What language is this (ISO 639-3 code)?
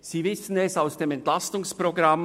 gsw